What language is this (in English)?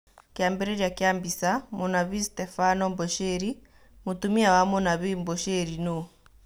Kikuyu